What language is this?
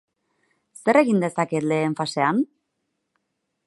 Basque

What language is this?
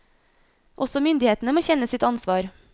Norwegian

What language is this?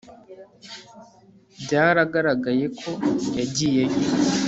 Kinyarwanda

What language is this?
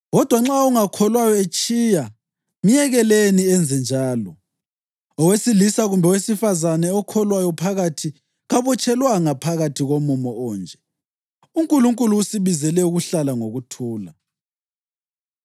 North Ndebele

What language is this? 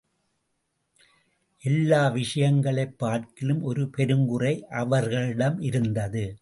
Tamil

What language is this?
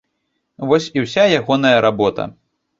Belarusian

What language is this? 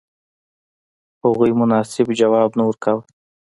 Pashto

